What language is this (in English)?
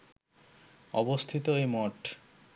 Bangla